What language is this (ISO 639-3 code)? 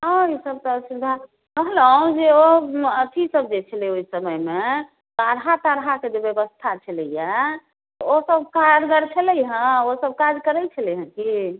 mai